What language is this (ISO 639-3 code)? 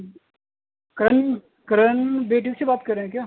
urd